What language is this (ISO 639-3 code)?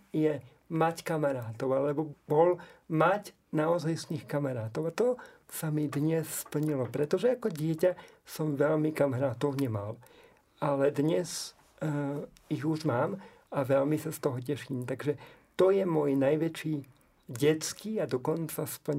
slk